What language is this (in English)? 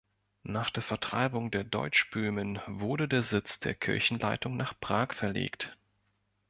German